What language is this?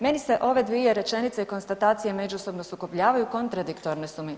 Croatian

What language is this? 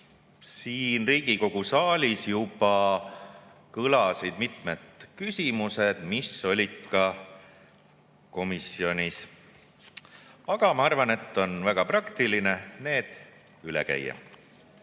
Estonian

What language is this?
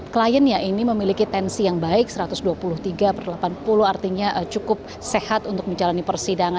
Indonesian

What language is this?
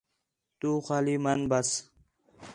Khetrani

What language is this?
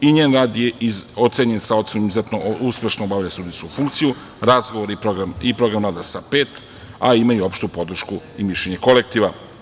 Serbian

